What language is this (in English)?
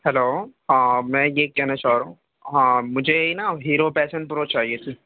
Urdu